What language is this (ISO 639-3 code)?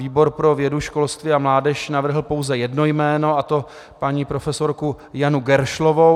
ces